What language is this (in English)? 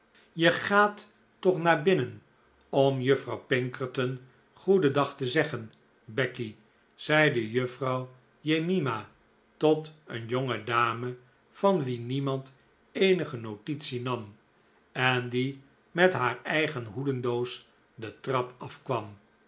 Dutch